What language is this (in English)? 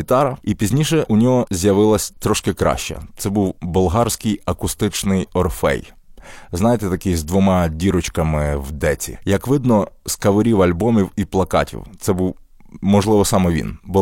Ukrainian